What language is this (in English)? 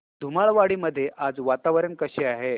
Marathi